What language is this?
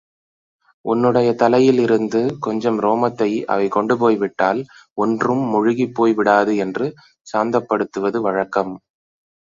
Tamil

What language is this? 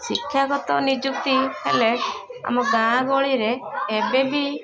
Odia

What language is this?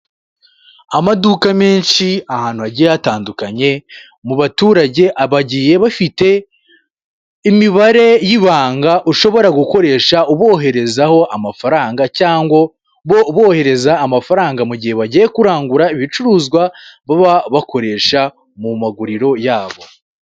Kinyarwanda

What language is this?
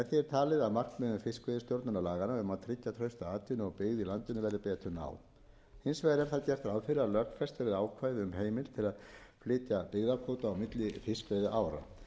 Icelandic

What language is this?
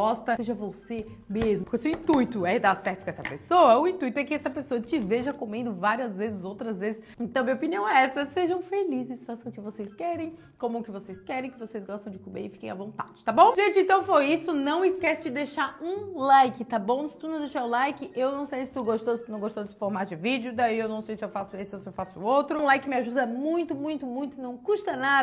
Portuguese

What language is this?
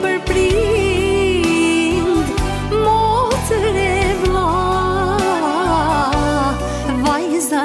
Romanian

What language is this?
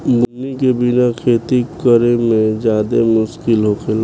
Bhojpuri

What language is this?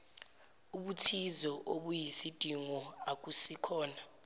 Zulu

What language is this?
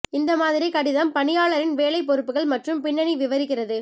Tamil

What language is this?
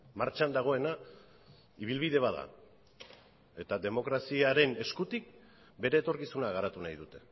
Basque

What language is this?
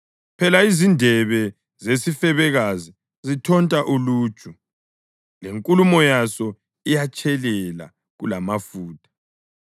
North Ndebele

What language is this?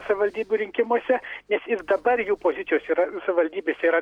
Lithuanian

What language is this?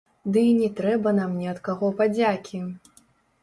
Belarusian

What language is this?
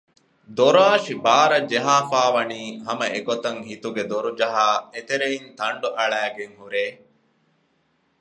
Divehi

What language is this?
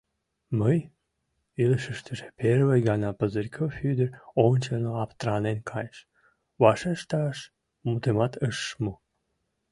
Mari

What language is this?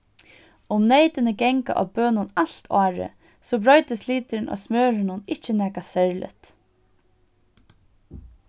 Faroese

